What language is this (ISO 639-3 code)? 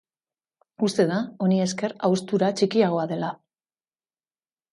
eus